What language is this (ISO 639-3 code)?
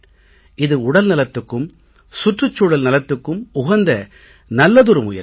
tam